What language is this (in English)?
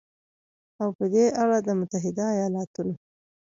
Pashto